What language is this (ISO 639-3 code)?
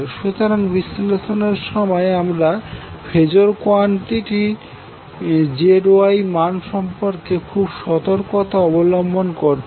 ben